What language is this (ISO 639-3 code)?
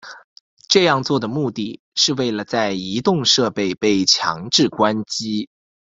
zho